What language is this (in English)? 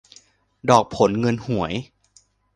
Thai